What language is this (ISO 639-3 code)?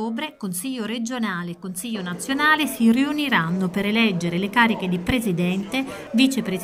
ita